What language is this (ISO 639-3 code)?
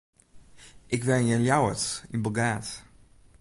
fry